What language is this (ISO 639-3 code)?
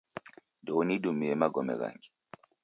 dav